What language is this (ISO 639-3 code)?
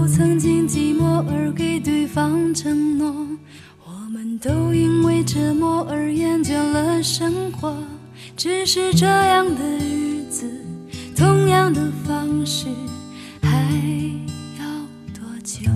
zho